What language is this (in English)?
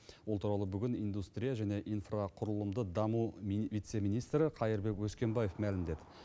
Kazakh